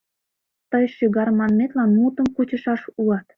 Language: Mari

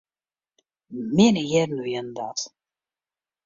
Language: Western Frisian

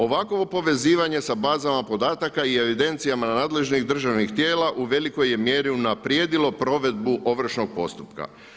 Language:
Croatian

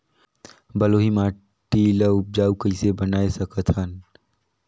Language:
Chhattisgarhi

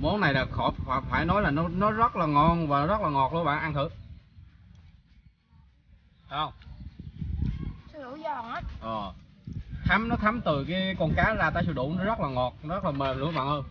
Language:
Vietnamese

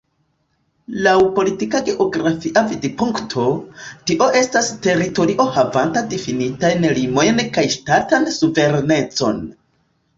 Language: Esperanto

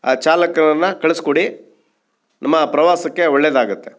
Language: Kannada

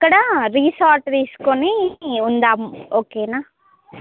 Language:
Telugu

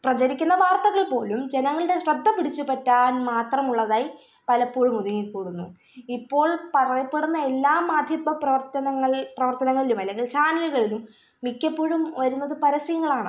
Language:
Malayalam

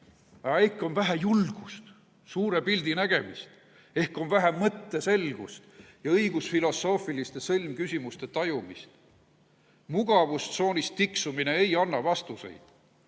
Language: Estonian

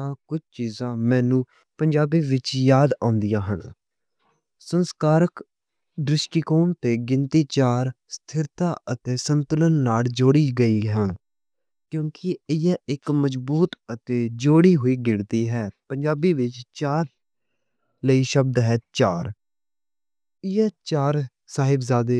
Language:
Western Panjabi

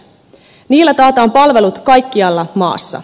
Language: Finnish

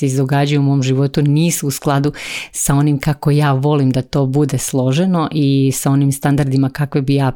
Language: Croatian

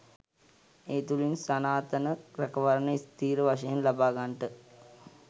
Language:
Sinhala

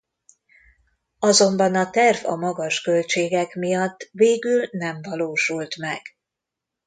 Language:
Hungarian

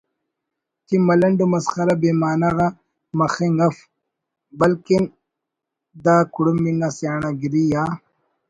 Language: Brahui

